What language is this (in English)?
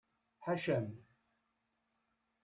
Kabyle